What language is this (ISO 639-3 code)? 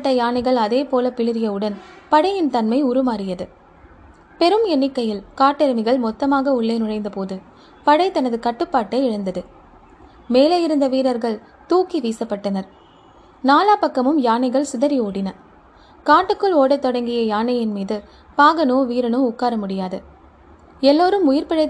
tam